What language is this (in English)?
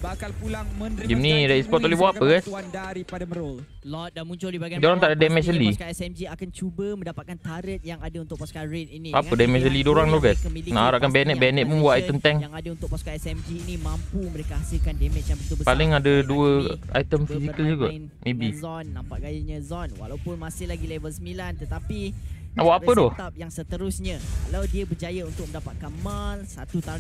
Malay